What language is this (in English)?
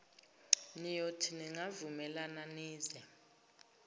Zulu